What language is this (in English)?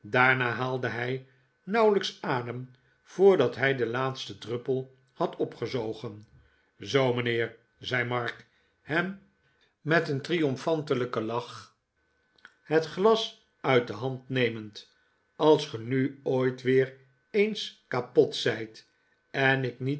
Dutch